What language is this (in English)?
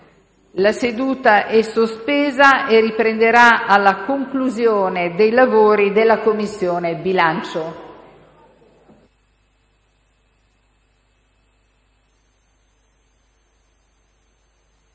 Italian